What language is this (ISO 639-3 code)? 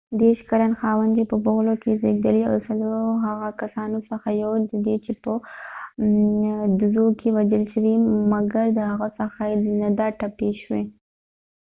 pus